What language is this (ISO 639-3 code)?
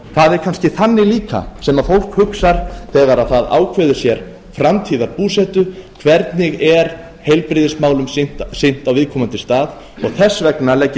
isl